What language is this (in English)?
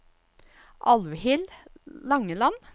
Norwegian